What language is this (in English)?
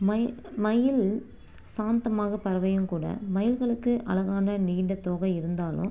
Tamil